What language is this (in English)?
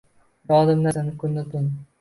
Uzbek